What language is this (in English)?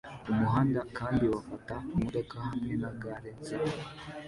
Kinyarwanda